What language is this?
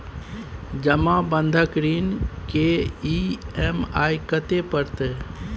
Maithili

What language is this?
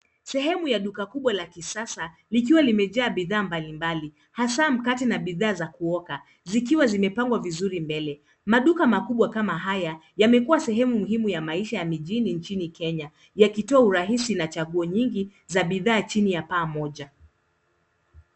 Swahili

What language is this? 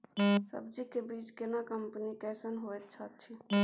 Maithili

